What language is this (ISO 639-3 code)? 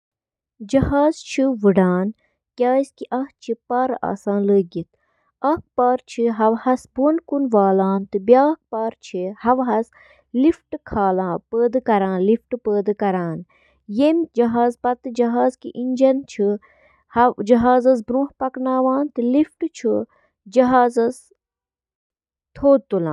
kas